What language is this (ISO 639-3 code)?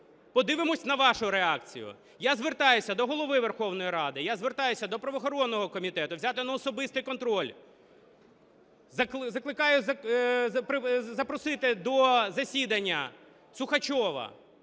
ukr